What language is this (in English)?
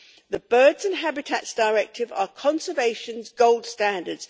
English